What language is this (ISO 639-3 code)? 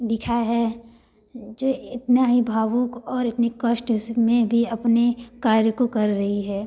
hin